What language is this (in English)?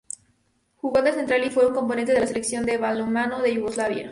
Spanish